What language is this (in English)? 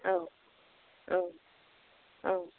Bodo